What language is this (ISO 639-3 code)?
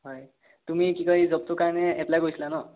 asm